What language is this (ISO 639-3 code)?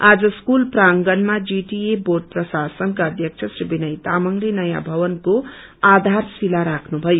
nep